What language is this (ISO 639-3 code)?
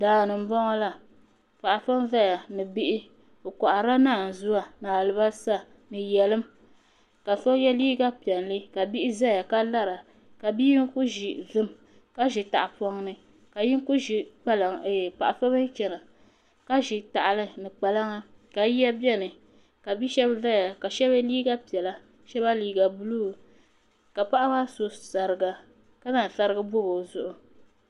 dag